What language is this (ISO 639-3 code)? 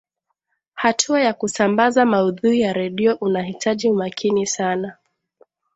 swa